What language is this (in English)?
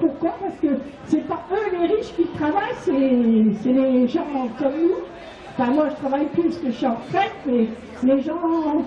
French